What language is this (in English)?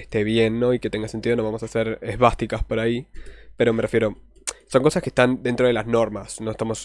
Spanish